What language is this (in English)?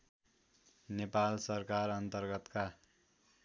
Nepali